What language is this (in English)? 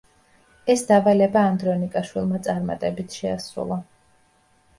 Georgian